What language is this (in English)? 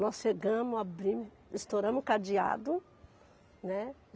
Portuguese